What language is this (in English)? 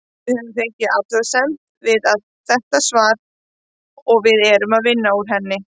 Icelandic